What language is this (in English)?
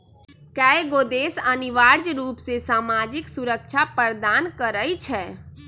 Magahi